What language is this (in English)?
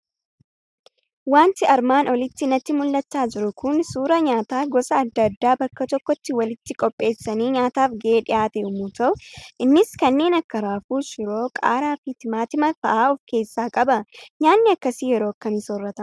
Oromo